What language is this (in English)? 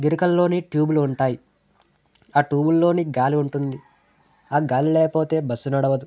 Telugu